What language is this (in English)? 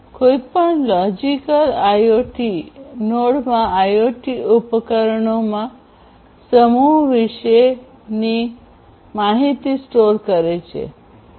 Gujarati